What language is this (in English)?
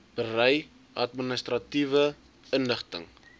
Afrikaans